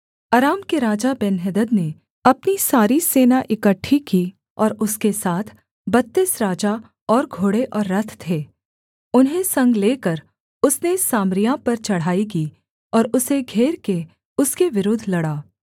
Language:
Hindi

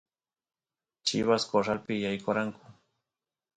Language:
Santiago del Estero Quichua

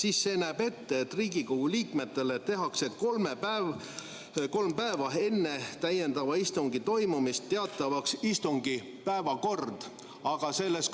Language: Estonian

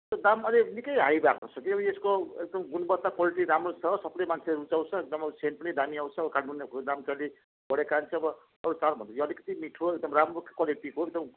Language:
Nepali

